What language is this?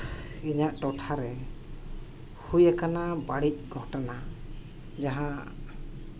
Santali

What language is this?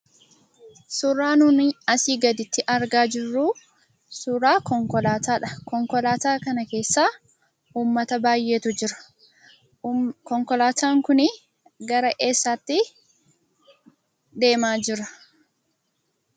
Oromo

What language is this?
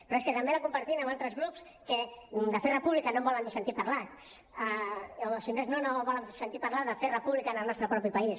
Catalan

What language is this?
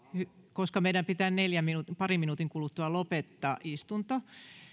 Finnish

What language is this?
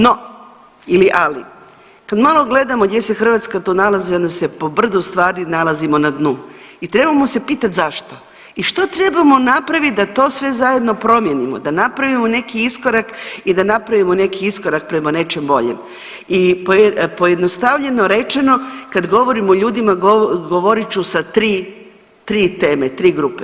Croatian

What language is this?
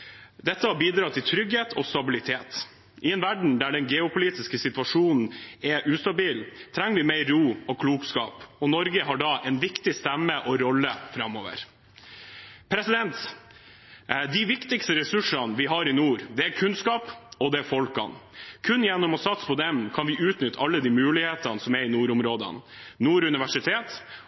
Norwegian Bokmål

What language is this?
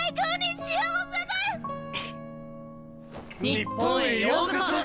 Japanese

